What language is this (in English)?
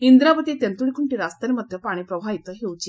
Odia